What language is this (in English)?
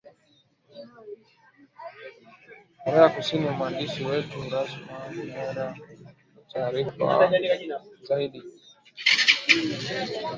Swahili